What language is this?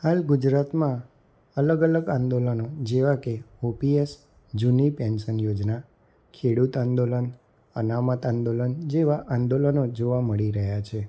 Gujarati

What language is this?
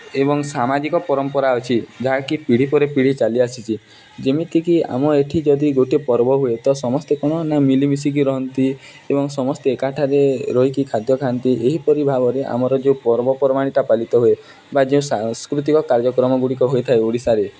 Odia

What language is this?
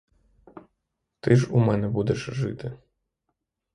Ukrainian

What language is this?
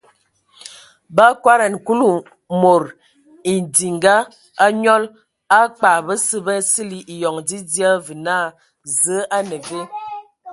Ewondo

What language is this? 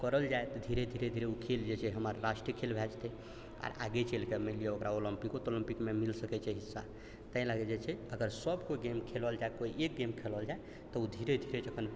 Maithili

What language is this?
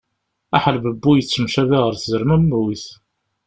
Kabyle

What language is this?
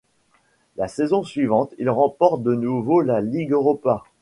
French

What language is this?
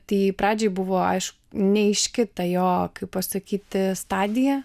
Lithuanian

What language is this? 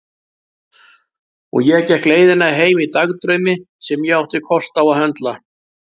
Icelandic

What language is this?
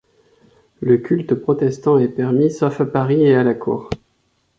French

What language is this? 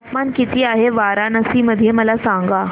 Marathi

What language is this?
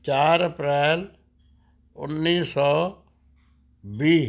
Punjabi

